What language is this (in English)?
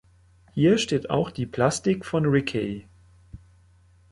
German